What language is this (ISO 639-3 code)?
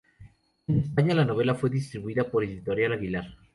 spa